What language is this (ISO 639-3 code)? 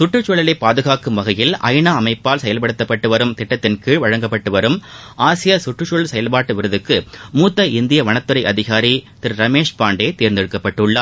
tam